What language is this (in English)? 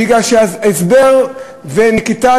Hebrew